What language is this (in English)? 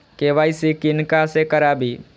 Maithili